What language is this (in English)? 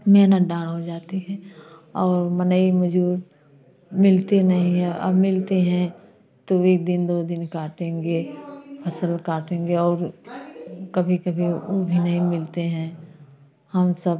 Hindi